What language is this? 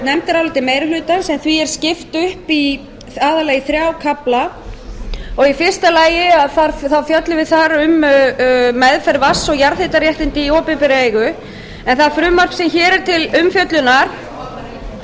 Icelandic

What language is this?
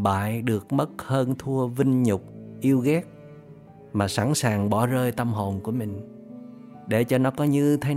Vietnamese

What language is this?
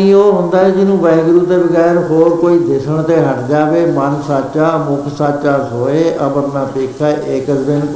Punjabi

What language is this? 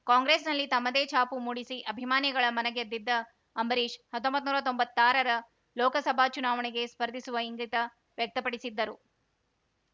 Kannada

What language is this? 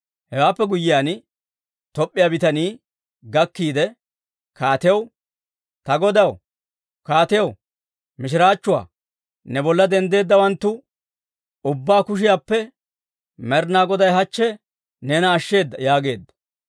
Dawro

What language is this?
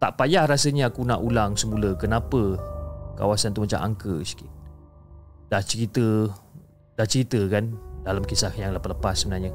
Malay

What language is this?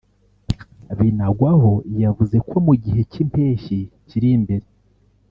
Kinyarwanda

